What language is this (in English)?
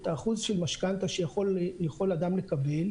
Hebrew